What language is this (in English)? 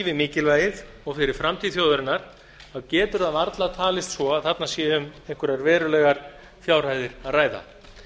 Icelandic